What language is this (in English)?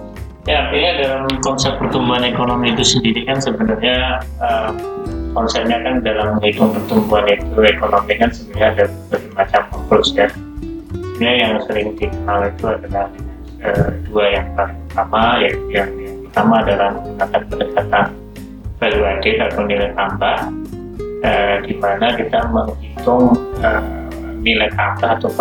Indonesian